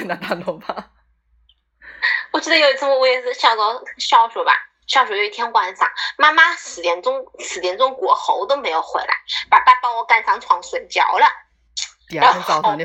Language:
Chinese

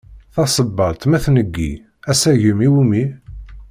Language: Kabyle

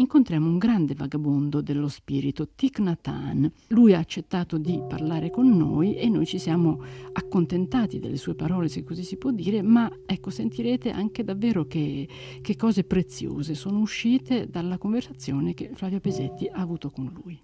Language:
Italian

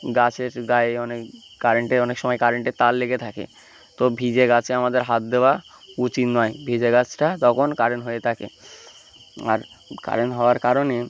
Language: Bangla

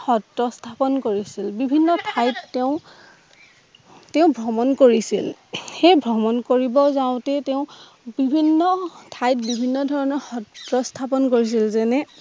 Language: Assamese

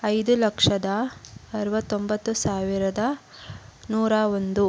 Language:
Kannada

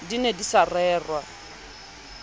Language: Southern Sotho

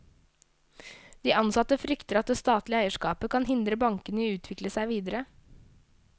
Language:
Norwegian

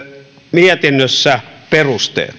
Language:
Finnish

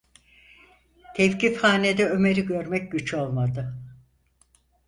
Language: Turkish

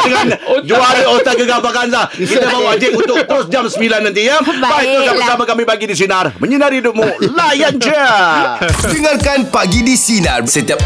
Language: Malay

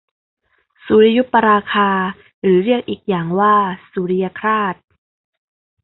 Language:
Thai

